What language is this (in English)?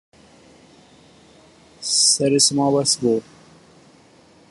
Zaza